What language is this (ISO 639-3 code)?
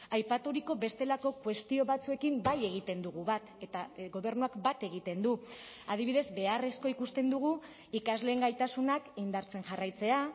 eus